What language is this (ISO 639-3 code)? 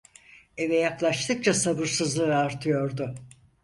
tur